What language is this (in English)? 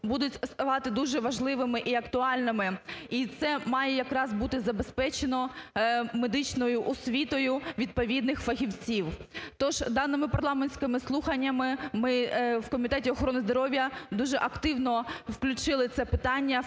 Ukrainian